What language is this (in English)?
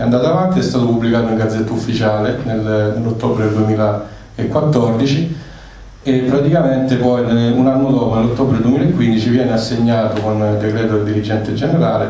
Italian